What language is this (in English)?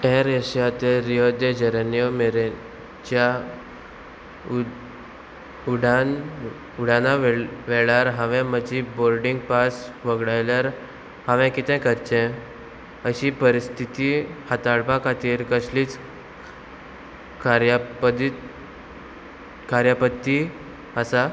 Konkani